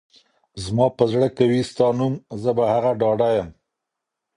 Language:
Pashto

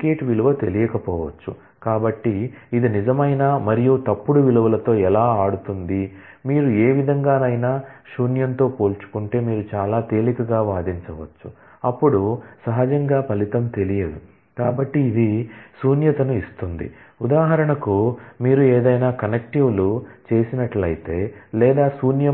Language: Telugu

